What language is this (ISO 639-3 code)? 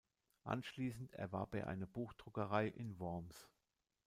deu